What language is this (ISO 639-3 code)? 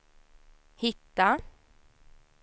swe